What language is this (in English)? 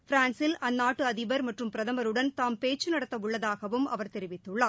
Tamil